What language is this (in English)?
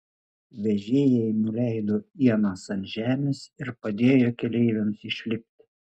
Lithuanian